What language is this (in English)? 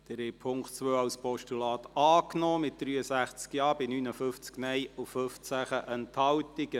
Swiss German